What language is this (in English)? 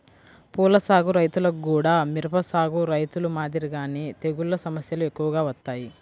Telugu